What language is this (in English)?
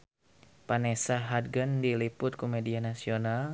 Sundanese